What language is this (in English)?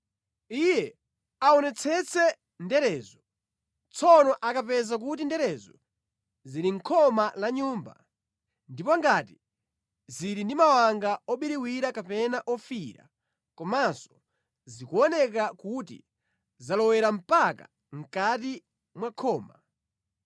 Nyanja